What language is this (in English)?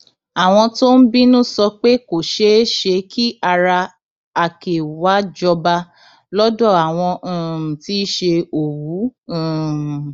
Yoruba